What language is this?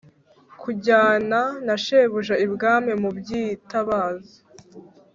Kinyarwanda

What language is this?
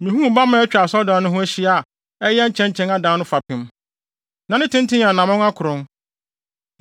Akan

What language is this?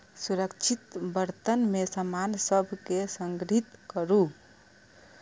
Maithili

